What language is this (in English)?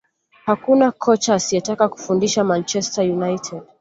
Swahili